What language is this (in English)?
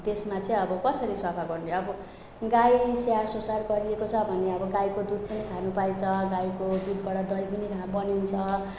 Nepali